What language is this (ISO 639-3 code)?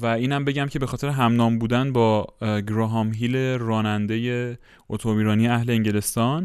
fas